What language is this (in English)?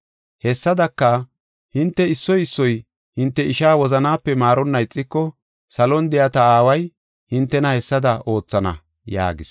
Gofa